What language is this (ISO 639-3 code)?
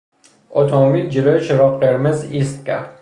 fas